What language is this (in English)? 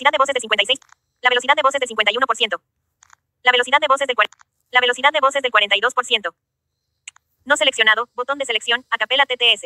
Spanish